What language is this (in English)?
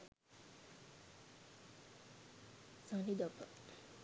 Sinhala